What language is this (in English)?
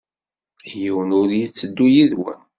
Kabyle